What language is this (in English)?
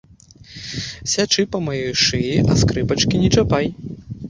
Belarusian